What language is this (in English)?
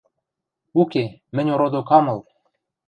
Western Mari